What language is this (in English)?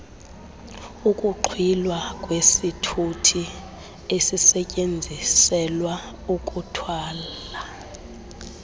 Xhosa